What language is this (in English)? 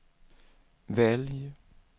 Swedish